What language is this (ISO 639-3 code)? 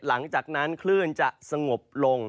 tha